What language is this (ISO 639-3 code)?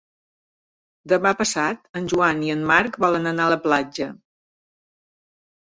cat